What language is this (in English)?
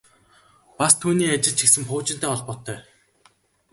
Mongolian